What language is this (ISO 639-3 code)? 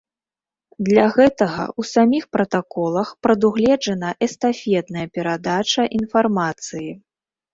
bel